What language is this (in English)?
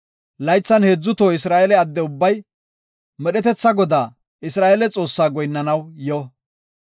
Gofa